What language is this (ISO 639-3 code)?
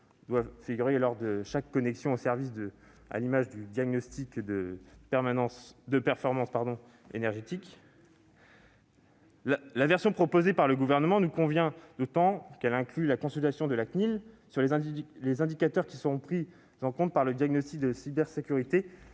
fra